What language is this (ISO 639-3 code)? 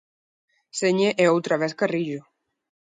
glg